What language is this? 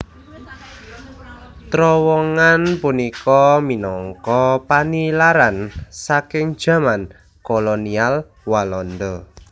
Javanese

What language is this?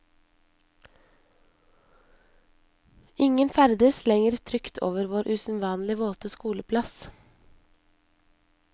Norwegian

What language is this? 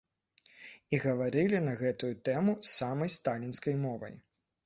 Belarusian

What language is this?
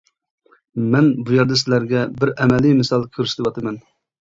Uyghur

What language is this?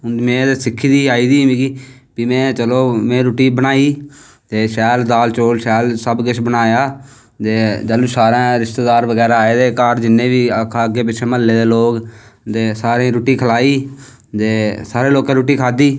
Dogri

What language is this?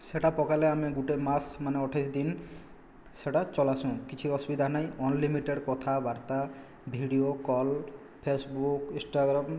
Odia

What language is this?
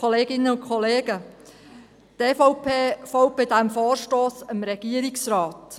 Swiss German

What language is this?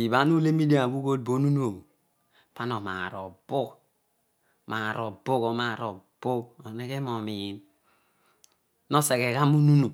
Odual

